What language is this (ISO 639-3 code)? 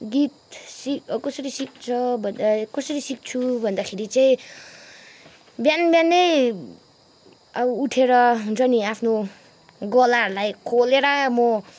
nep